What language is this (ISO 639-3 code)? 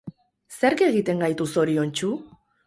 eus